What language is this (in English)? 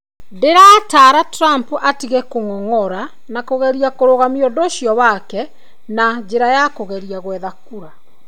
Kikuyu